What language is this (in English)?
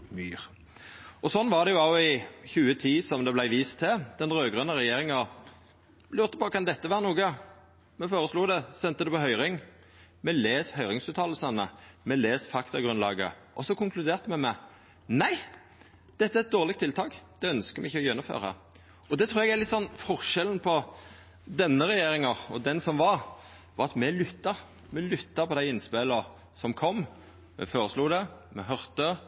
Norwegian Nynorsk